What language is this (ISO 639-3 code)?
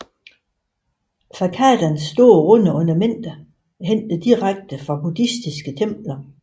dan